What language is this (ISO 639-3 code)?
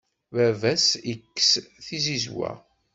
kab